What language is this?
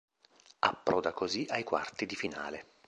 Italian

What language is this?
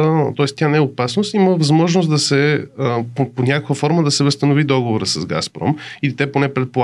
Bulgarian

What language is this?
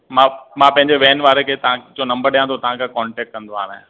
Sindhi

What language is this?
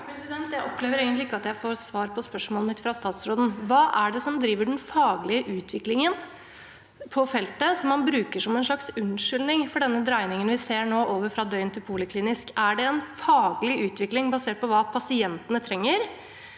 Norwegian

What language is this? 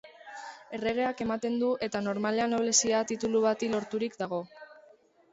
Basque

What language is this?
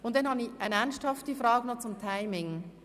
Swiss German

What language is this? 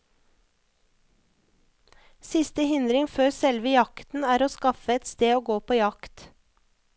Norwegian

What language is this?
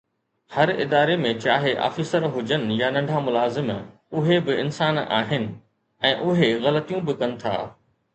Sindhi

